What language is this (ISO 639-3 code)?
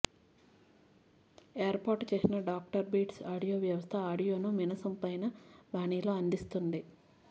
tel